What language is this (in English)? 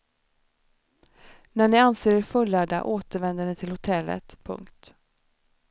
Swedish